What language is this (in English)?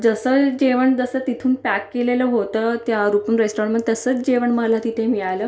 Marathi